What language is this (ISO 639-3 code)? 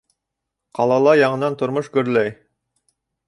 bak